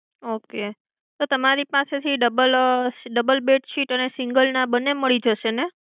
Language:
Gujarati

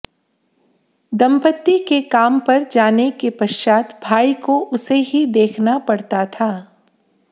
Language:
Hindi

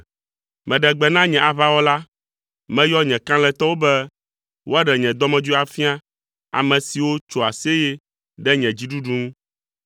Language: Ewe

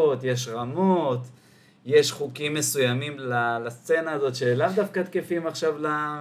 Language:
Hebrew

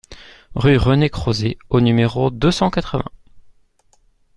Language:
French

